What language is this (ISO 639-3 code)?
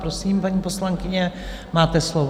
ces